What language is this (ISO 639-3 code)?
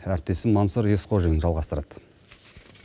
kaz